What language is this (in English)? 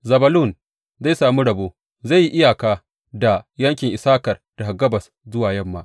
Hausa